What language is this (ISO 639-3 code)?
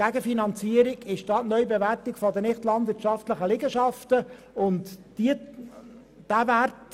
gsw